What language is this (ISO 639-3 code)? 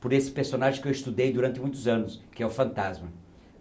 por